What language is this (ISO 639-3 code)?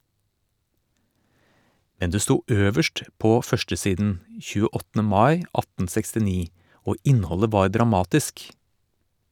nor